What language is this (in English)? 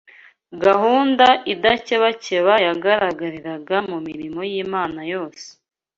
Kinyarwanda